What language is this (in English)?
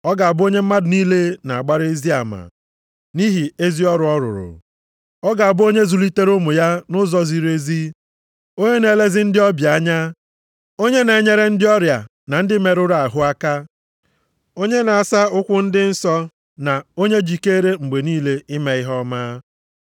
Igbo